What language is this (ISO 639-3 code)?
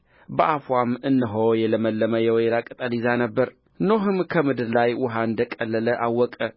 amh